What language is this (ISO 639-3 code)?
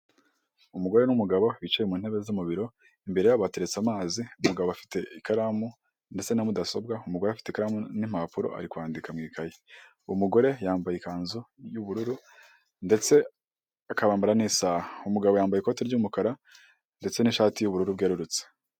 kin